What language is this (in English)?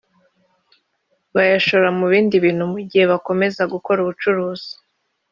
Kinyarwanda